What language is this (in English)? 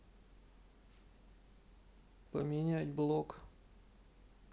Russian